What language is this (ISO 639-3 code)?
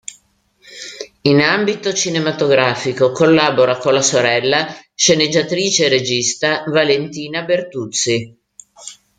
ita